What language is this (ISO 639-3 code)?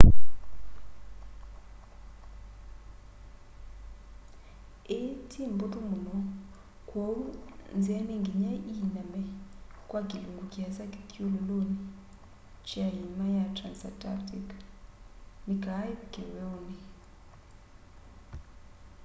kam